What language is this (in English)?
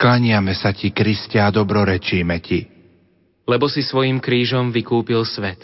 Slovak